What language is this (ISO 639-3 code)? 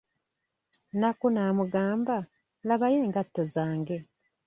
lug